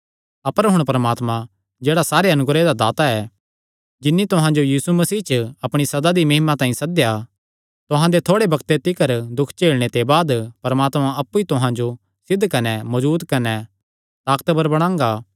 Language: Kangri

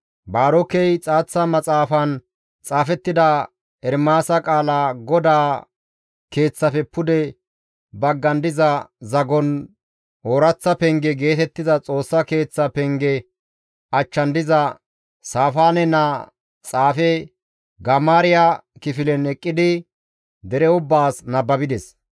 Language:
Gamo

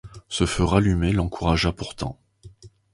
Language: French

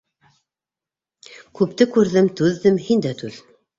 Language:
Bashkir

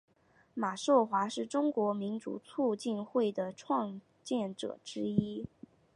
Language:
Chinese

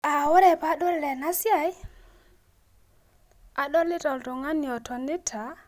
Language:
Masai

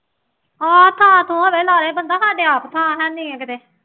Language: Punjabi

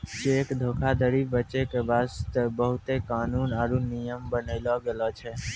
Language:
Maithili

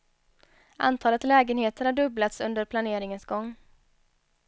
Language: Swedish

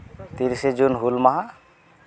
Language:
Santali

